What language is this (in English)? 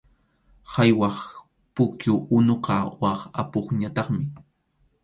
Arequipa-La Unión Quechua